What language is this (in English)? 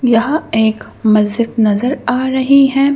Hindi